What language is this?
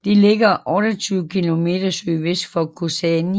Danish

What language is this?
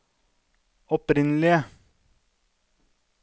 Norwegian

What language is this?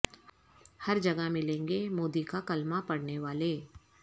Urdu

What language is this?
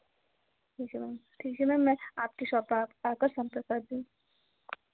Hindi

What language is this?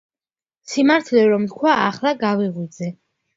Georgian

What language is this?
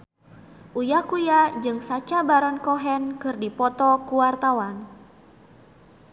Sundanese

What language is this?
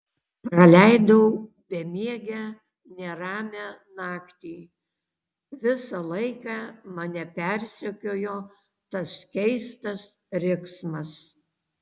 Lithuanian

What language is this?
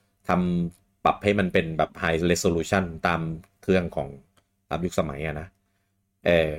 Thai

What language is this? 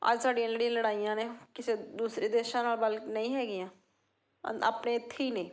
Punjabi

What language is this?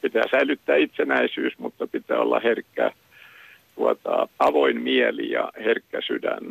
Finnish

